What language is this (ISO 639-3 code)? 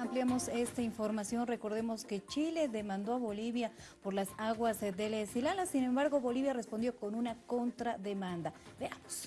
spa